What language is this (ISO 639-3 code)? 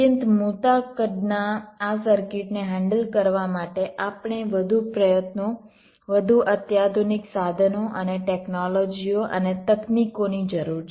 guj